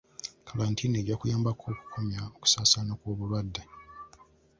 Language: Ganda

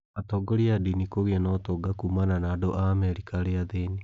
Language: Kikuyu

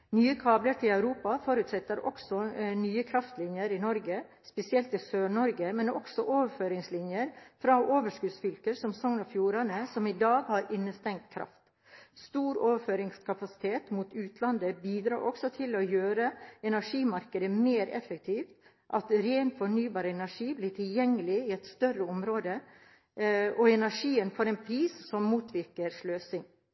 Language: Norwegian Bokmål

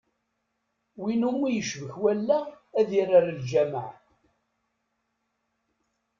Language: Kabyle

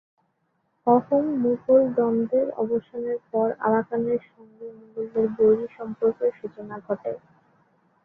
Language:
Bangla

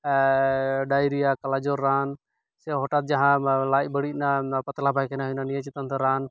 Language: Santali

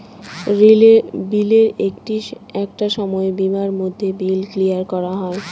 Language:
Bangla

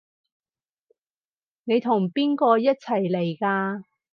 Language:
Cantonese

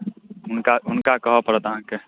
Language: Maithili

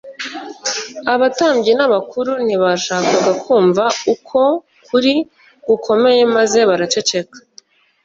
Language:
Kinyarwanda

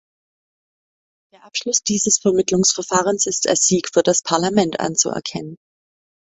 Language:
German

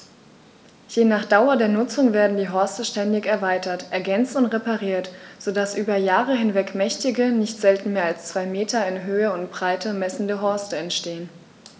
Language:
German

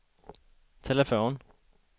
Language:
Swedish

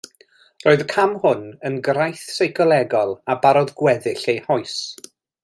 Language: Welsh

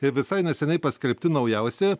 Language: Lithuanian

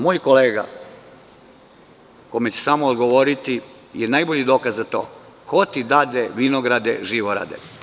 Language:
Serbian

